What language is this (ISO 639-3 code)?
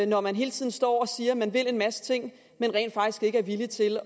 dan